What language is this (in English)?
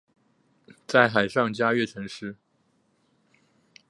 Chinese